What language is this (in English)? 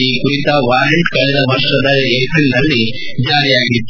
Kannada